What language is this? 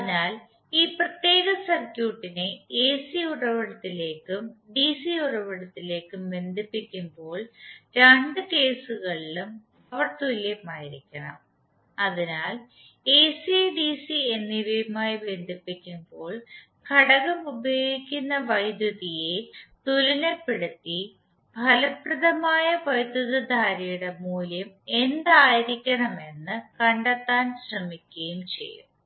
Malayalam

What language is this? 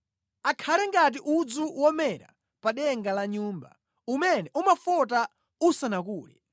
Nyanja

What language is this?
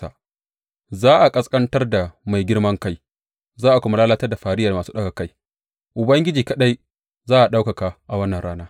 Hausa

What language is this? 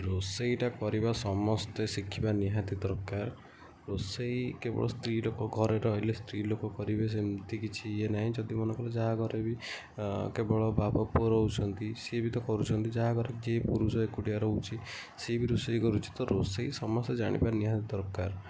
Odia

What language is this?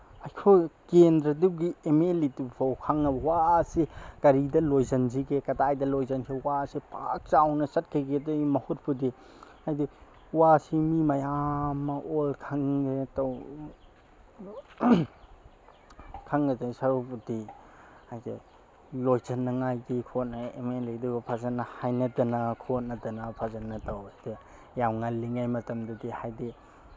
Manipuri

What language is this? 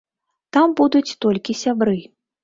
Belarusian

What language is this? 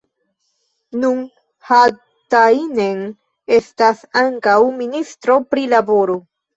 Esperanto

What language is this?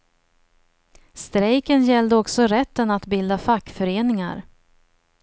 Swedish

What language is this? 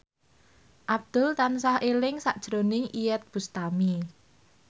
Javanese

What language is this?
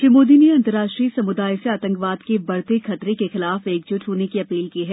Hindi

